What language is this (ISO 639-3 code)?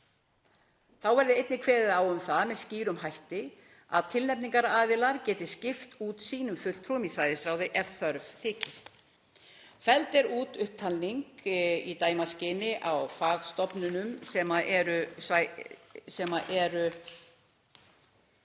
isl